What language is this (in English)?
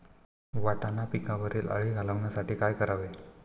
Marathi